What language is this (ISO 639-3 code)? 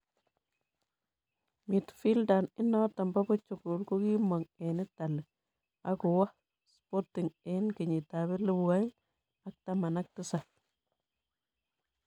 kln